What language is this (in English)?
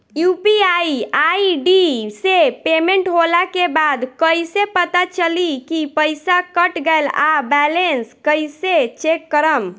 Bhojpuri